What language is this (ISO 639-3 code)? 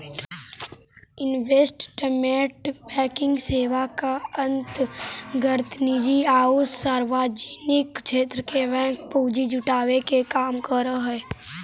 mag